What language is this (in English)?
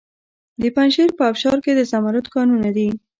Pashto